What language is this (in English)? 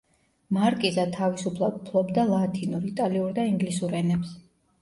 Georgian